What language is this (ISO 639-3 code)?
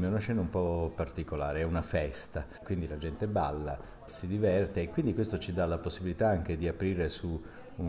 ita